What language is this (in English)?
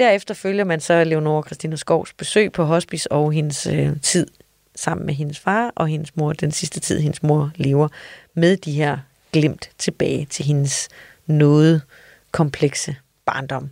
Danish